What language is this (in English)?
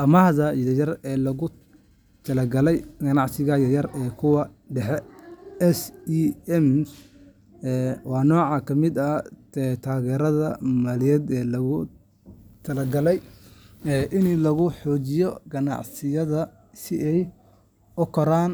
Somali